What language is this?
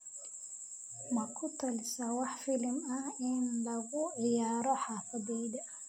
Somali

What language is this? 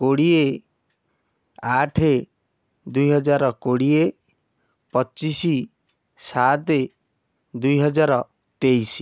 Odia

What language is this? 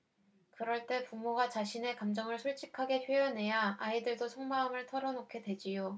Korean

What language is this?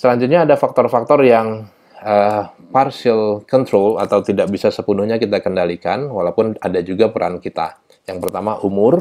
Indonesian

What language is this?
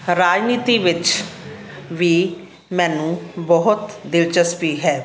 Punjabi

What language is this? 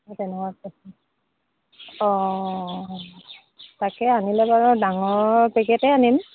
Assamese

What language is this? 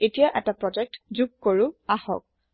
Assamese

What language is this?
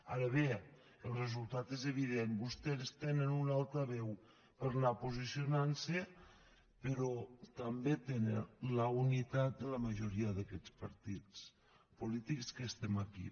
Catalan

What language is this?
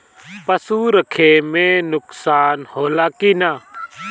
Bhojpuri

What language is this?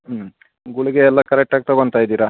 Kannada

